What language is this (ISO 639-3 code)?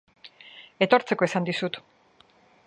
eus